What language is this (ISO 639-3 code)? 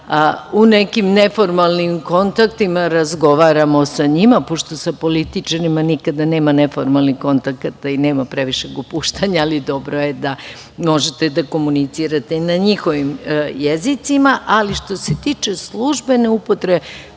srp